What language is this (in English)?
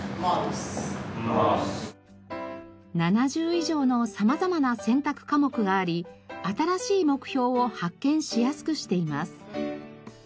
Japanese